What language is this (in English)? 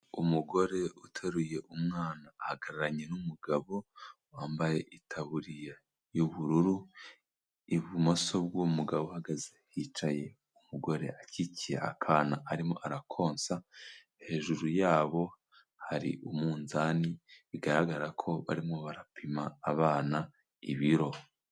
Kinyarwanda